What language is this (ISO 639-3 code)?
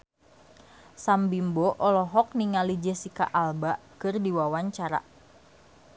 sun